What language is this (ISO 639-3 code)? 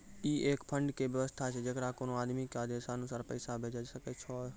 mai